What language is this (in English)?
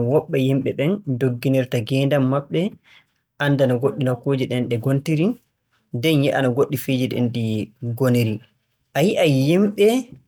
Borgu Fulfulde